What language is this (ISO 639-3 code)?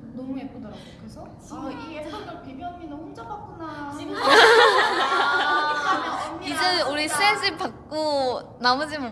kor